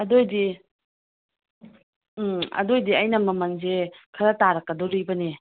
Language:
Manipuri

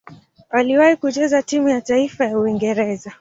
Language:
Swahili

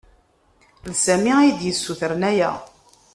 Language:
Kabyle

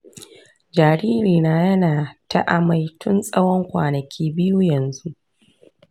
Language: Hausa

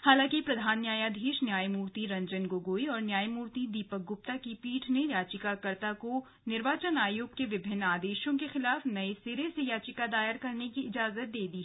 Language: Hindi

